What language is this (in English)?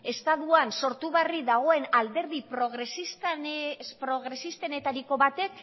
Basque